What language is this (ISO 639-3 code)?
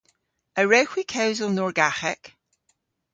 cor